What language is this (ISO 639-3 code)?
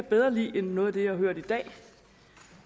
dan